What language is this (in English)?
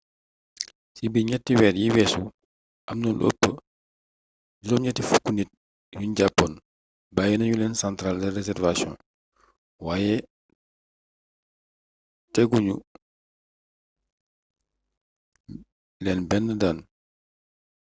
Wolof